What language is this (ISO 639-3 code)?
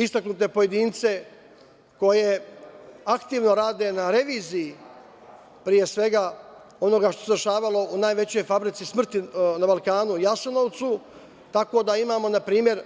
srp